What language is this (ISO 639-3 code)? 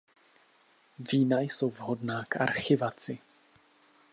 ces